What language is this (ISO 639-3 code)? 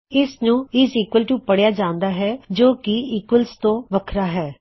pan